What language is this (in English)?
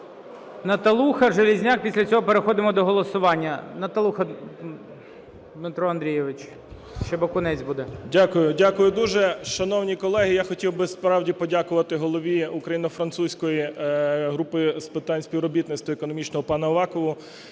Ukrainian